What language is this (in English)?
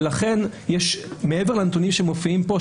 Hebrew